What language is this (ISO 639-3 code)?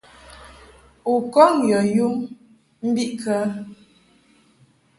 mhk